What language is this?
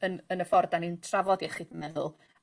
Welsh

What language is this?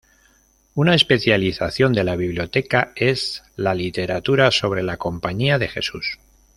Spanish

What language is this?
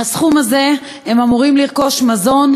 Hebrew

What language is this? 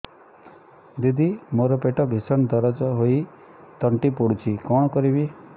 Odia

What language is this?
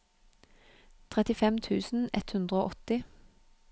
Norwegian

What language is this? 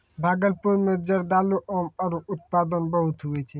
Maithili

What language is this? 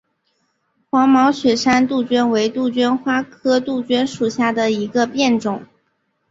Chinese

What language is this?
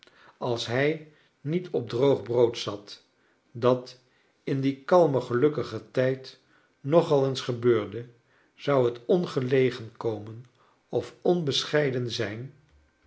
Dutch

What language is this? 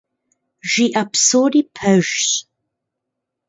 Kabardian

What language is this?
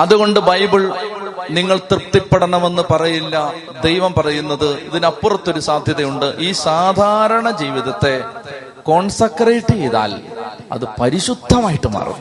Malayalam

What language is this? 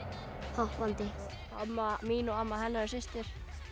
Icelandic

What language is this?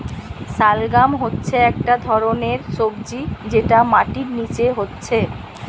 Bangla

